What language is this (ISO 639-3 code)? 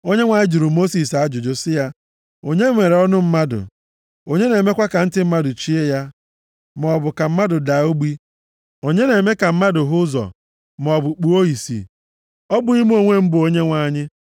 ibo